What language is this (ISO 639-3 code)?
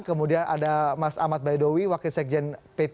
ind